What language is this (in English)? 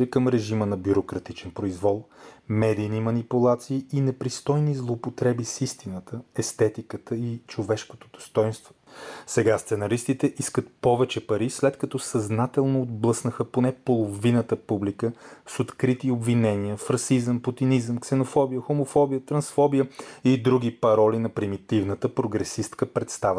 Bulgarian